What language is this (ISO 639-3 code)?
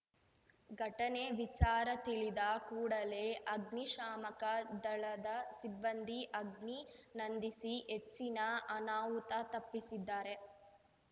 kan